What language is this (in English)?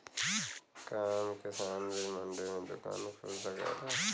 Bhojpuri